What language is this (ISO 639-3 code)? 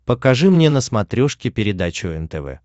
rus